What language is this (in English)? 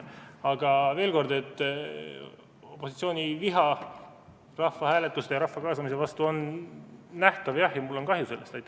Estonian